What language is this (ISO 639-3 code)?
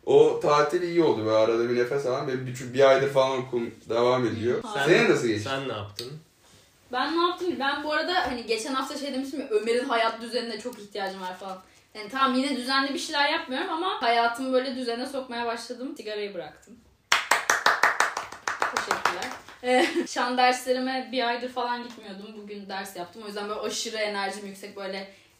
tur